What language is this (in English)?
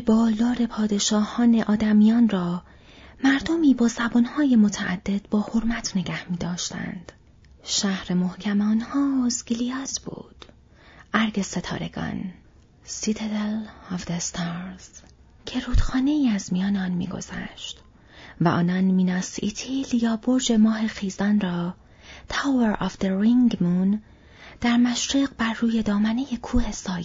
Persian